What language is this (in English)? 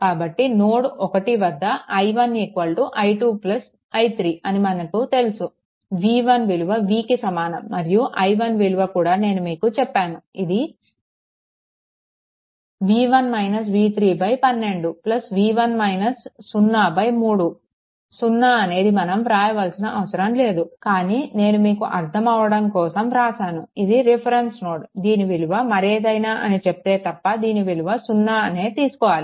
Telugu